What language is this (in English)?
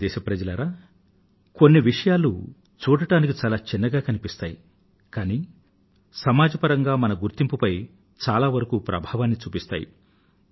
Telugu